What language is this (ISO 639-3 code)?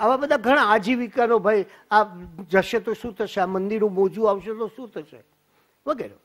guj